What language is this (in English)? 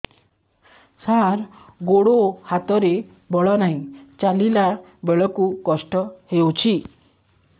Odia